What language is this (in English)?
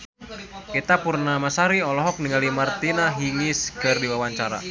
Sundanese